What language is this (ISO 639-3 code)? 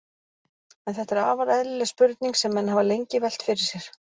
isl